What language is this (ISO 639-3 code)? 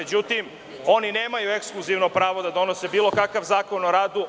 srp